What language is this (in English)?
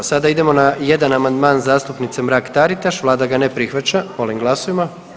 Croatian